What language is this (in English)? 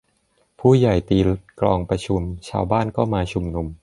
Thai